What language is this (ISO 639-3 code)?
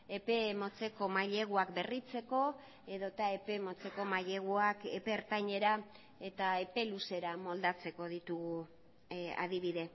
eus